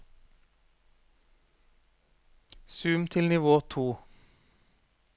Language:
Norwegian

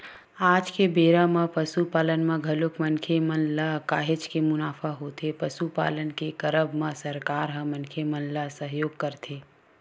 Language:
Chhattisgarhi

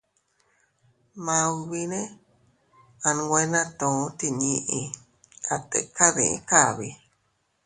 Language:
Teutila Cuicatec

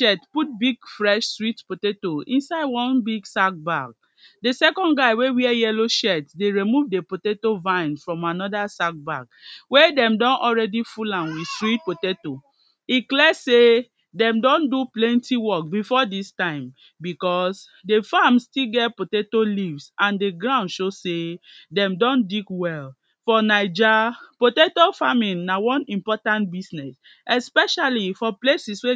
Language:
Nigerian Pidgin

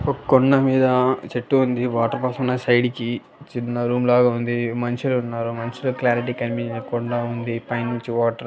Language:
Telugu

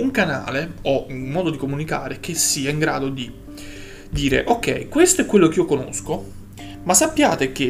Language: Italian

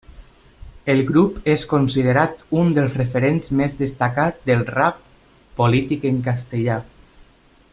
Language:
Catalan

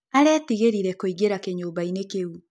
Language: Kikuyu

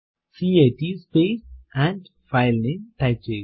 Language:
Malayalam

